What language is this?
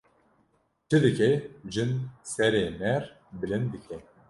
Kurdish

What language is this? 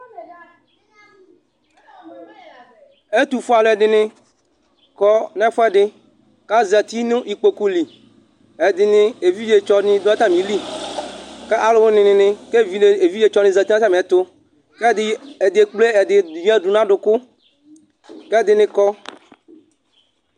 Ikposo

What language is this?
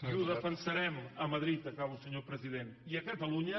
Catalan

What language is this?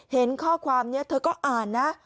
Thai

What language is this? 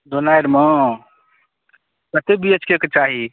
Maithili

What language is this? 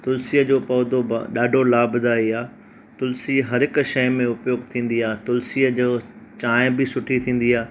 Sindhi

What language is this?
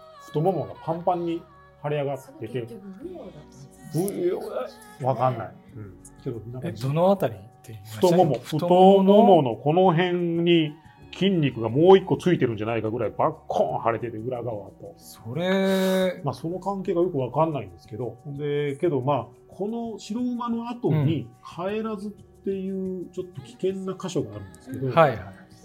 Japanese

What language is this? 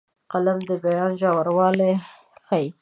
Pashto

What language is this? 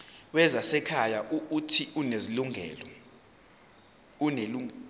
Zulu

